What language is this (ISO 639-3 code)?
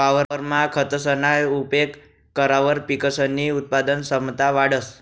mar